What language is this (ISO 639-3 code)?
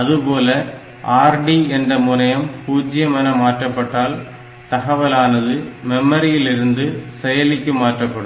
tam